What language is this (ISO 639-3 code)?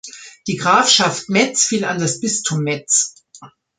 deu